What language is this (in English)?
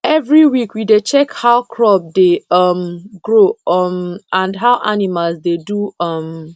Nigerian Pidgin